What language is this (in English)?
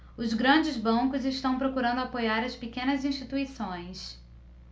Portuguese